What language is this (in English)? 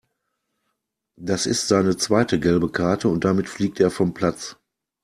German